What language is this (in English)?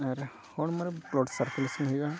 Santali